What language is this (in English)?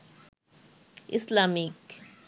Bangla